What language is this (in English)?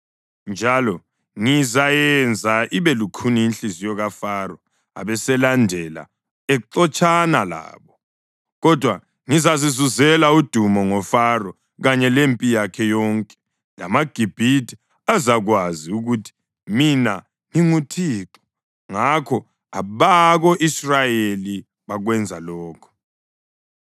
North Ndebele